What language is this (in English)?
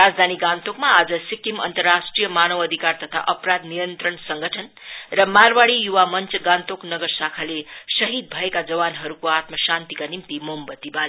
Nepali